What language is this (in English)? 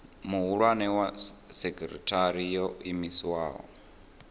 Venda